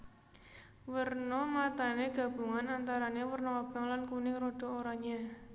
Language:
Javanese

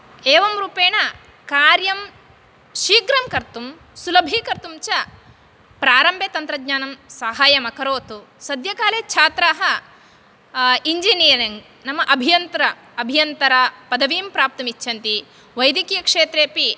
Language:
Sanskrit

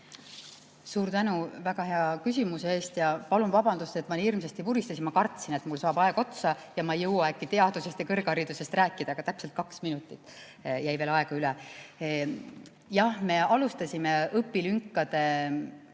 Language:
Estonian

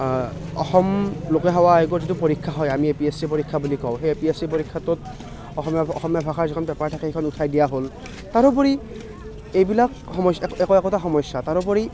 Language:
Assamese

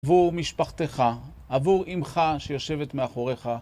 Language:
Hebrew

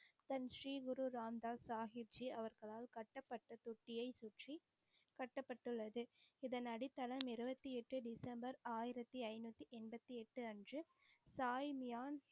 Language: Tamil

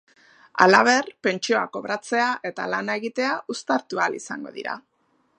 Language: Basque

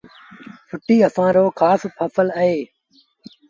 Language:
Sindhi Bhil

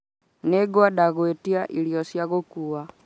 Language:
Kikuyu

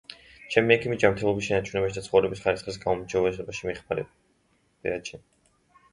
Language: Georgian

